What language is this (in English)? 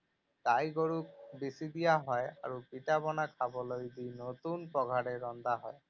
Assamese